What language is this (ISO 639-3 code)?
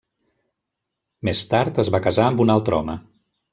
cat